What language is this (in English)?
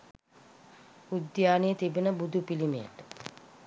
Sinhala